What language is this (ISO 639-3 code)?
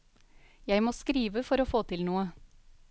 nor